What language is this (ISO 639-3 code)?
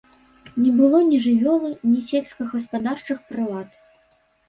bel